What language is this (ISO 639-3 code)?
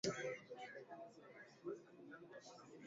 swa